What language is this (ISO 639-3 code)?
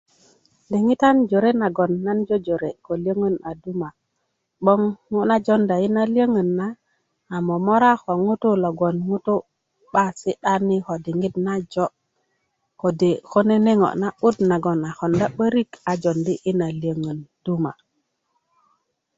ukv